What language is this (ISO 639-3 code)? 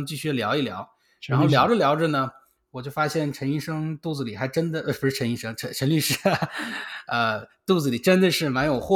zho